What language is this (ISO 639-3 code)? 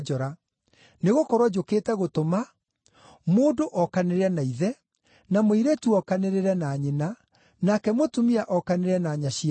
kik